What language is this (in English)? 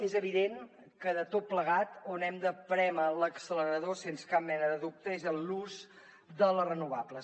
Catalan